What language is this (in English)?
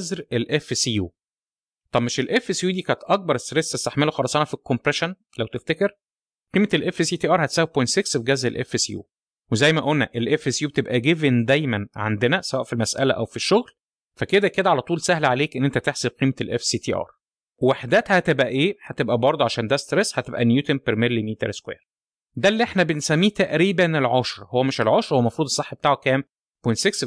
Arabic